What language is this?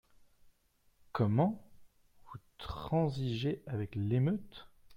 French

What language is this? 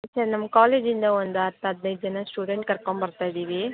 Kannada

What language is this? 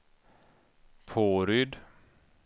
Swedish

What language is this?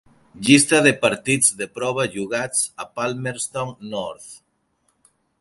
Catalan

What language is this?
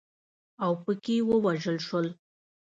Pashto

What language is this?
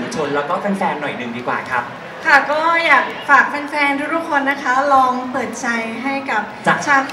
Thai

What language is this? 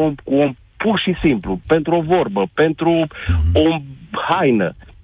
Romanian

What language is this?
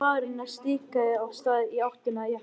Icelandic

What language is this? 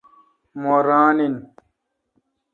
Kalkoti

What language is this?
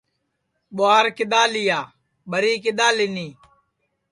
Sansi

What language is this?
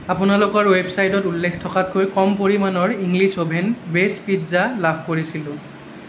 Assamese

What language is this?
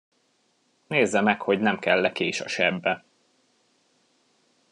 Hungarian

